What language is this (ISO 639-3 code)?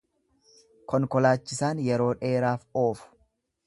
orm